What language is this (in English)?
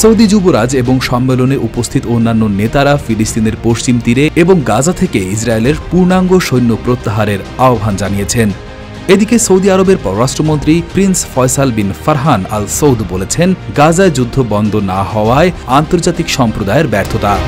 Bangla